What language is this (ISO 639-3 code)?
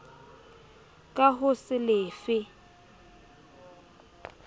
sot